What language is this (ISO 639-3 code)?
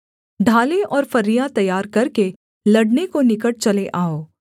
hin